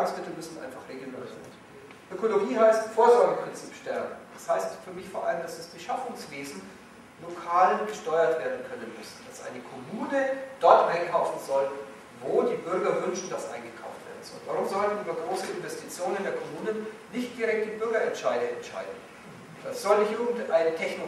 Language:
German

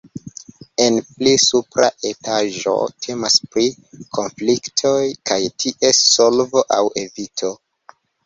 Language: Esperanto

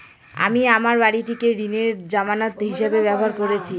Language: Bangla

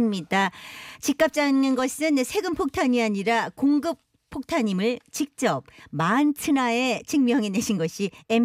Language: Korean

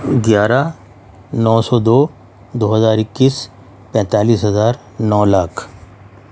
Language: Urdu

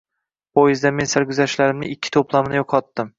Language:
Uzbek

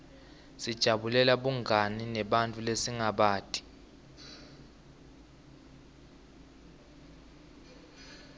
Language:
Swati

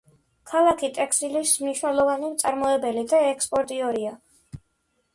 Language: Georgian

